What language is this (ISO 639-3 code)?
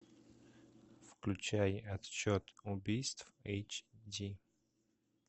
rus